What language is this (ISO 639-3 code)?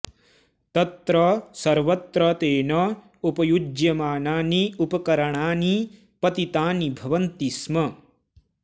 san